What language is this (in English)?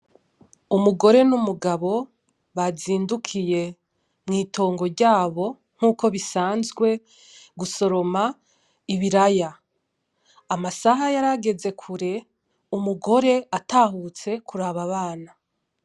Rundi